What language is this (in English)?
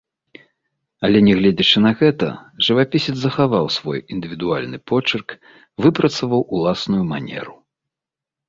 Belarusian